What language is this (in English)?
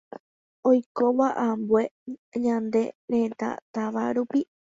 Guarani